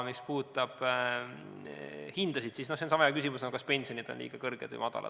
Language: Estonian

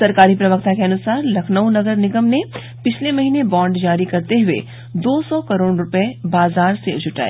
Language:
Hindi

